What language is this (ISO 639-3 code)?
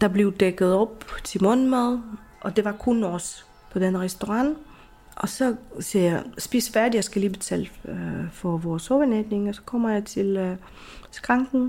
dan